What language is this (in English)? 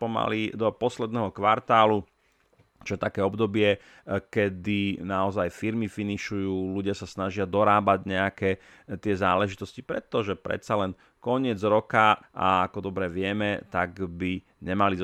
Slovak